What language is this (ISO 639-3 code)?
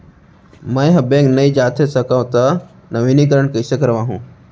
hne